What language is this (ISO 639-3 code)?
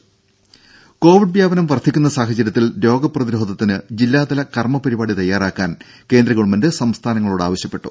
mal